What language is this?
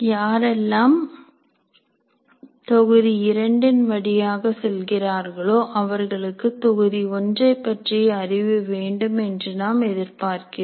Tamil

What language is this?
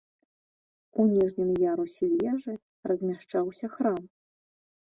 Belarusian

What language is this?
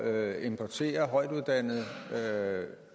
Danish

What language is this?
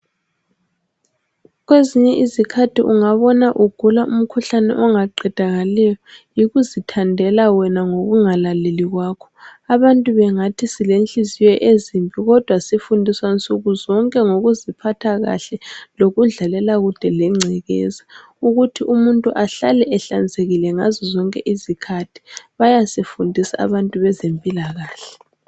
North Ndebele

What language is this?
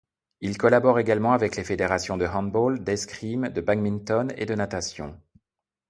French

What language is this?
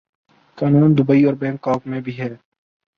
Urdu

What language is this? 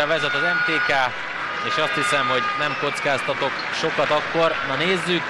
Hungarian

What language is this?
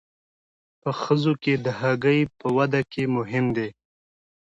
Pashto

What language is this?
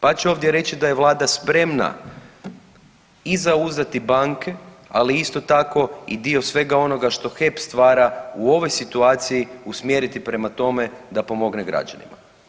Croatian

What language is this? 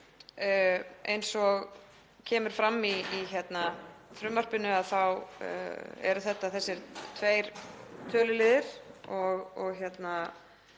Icelandic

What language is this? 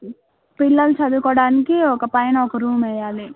Telugu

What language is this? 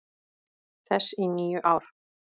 Icelandic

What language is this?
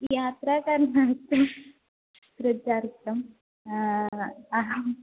Sanskrit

